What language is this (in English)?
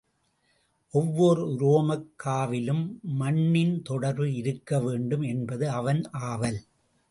Tamil